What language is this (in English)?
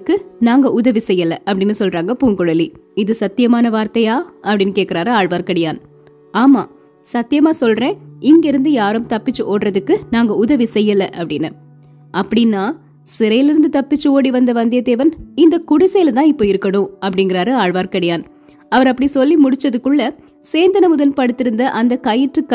Tamil